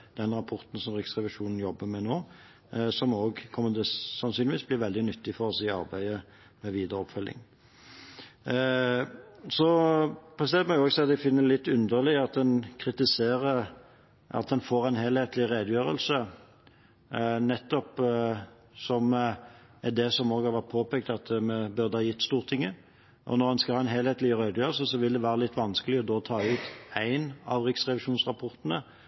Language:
Norwegian Bokmål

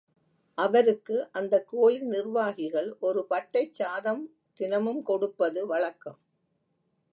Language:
Tamil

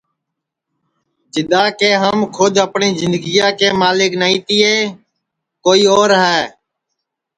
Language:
Sansi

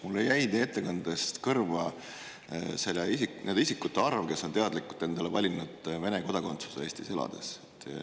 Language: Estonian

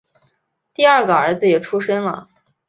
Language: Chinese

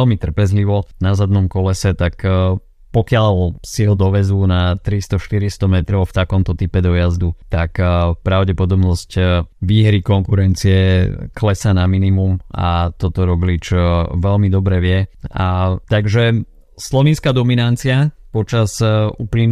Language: Slovak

